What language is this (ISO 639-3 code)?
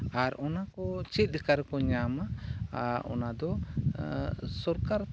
sat